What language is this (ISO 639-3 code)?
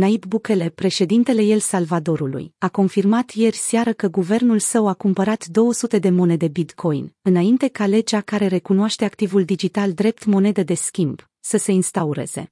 ron